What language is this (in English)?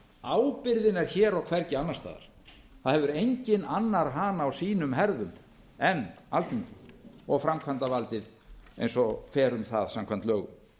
Icelandic